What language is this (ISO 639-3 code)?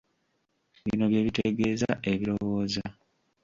lug